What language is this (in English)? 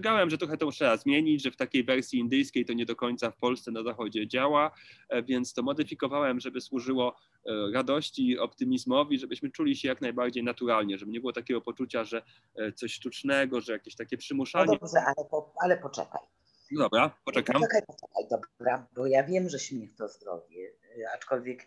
Polish